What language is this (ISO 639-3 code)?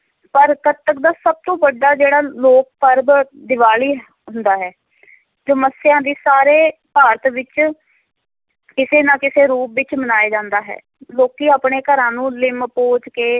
pan